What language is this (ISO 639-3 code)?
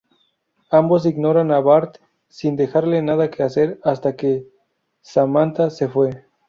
spa